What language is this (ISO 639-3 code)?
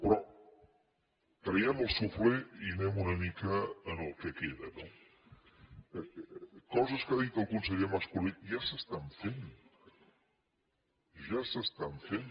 cat